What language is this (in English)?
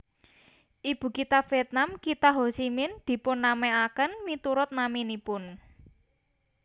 Javanese